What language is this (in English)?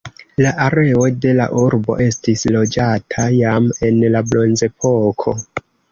Esperanto